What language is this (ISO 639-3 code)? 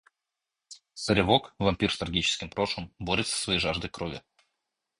rus